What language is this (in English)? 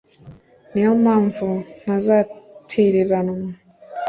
Kinyarwanda